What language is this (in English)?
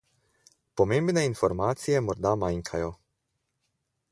Slovenian